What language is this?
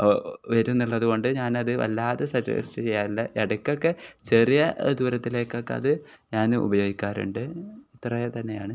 Malayalam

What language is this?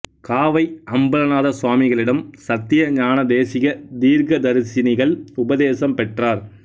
Tamil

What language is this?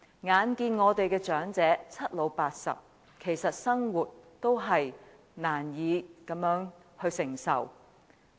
Cantonese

